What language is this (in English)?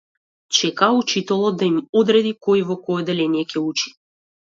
Macedonian